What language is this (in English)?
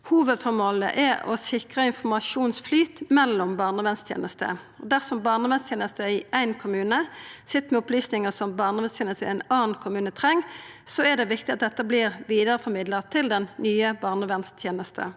Norwegian